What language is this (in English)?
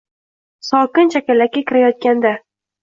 Uzbek